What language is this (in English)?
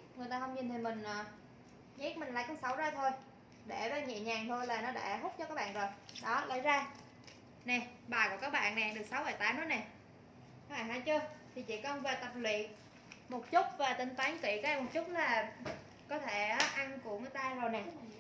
Vietnamese